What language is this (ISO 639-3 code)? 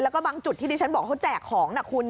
tha